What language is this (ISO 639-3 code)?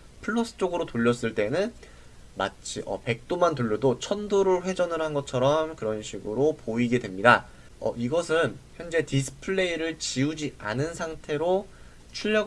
kor